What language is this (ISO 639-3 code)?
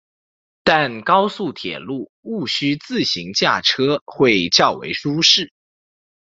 zho